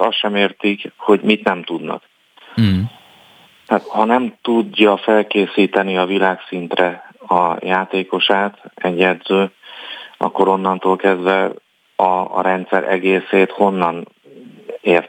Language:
Hungarian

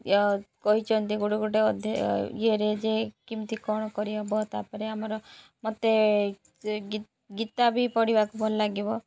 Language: Odia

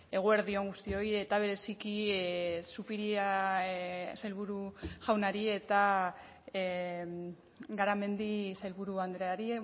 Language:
Basque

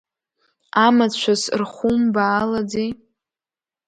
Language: Abkhazian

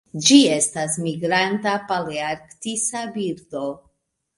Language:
Esperanto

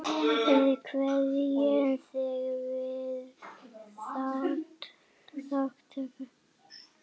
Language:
Icelandic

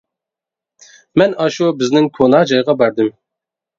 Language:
Uyghur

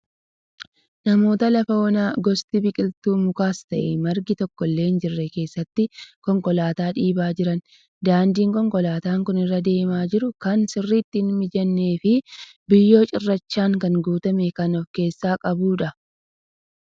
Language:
Oromo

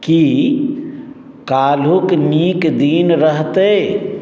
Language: Maithili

